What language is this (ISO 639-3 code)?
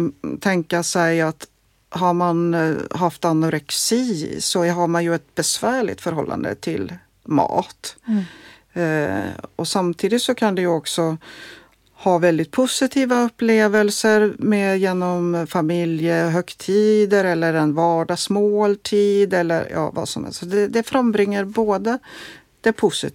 swe